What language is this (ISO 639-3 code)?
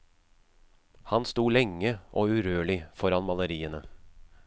nor